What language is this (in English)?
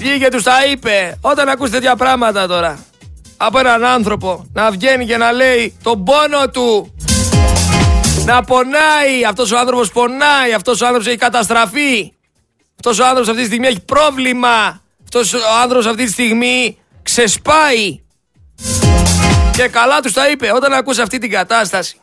Greek